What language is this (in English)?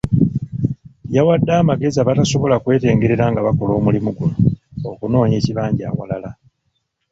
Ganda